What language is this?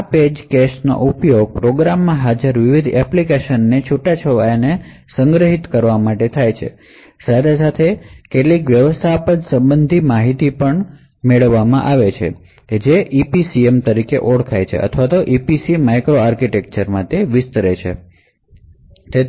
Gujarati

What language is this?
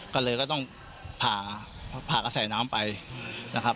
Thai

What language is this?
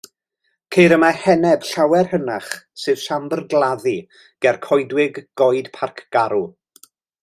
Welsh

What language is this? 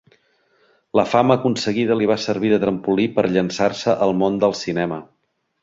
Catalan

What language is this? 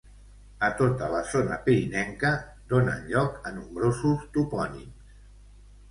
Catalan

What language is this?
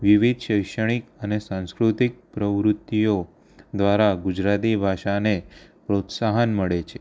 Gujarati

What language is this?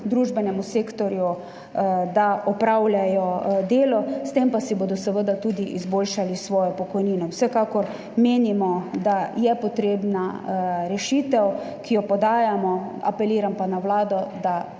Slovenian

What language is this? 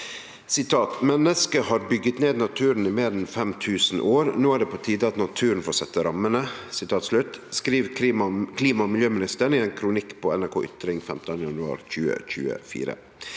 Norwegian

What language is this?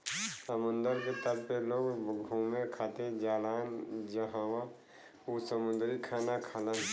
Bhojpuri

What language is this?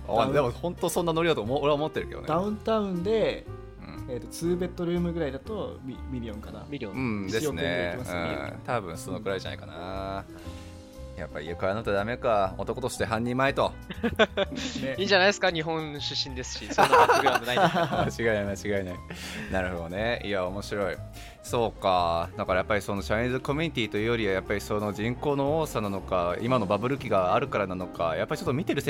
Japanese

